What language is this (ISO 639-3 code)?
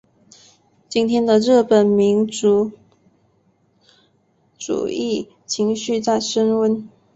zho